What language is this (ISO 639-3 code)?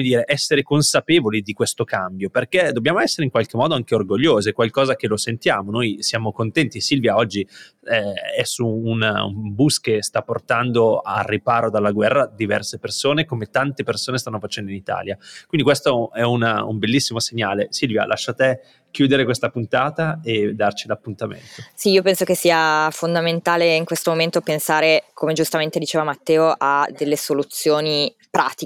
ita